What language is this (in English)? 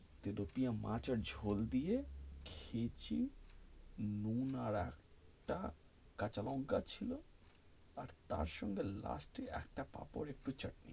Bangla